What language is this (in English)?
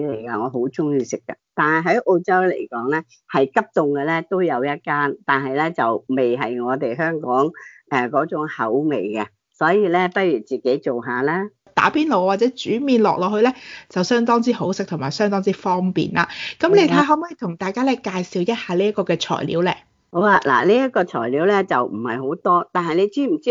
Chinese